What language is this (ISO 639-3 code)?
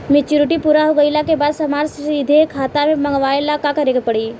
bho